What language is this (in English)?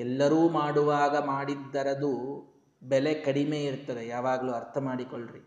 Kannada